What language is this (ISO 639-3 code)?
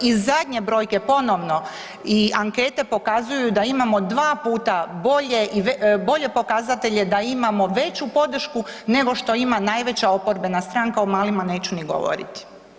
hrv